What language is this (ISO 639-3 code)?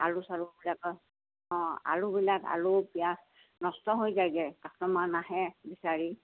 asm